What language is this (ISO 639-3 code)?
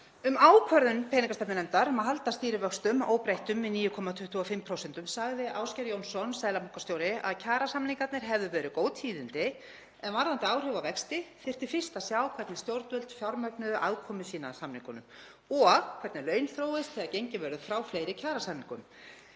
isl